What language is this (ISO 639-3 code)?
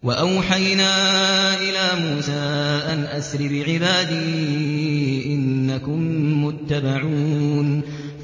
ara